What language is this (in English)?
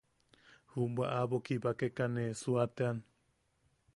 Yaqui